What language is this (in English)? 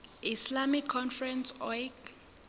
Southern Sotho